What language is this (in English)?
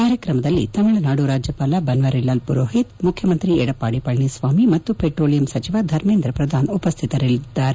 Kannada